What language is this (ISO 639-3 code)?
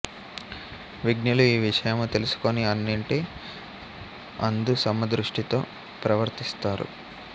tel